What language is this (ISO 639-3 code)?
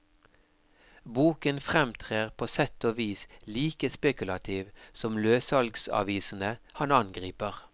nor